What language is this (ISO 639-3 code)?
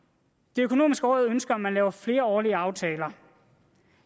dan